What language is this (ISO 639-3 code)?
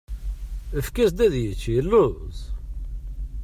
kab